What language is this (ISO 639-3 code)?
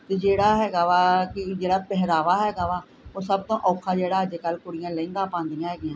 pan